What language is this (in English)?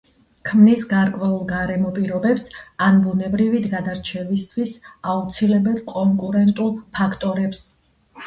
Georgian